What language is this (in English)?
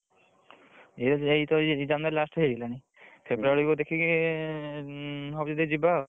Odia